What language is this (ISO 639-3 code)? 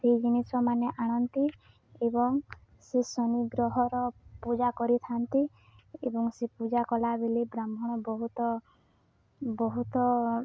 ori